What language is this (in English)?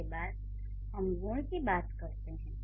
Hindi